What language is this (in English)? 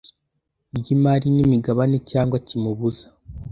Kinyarwanda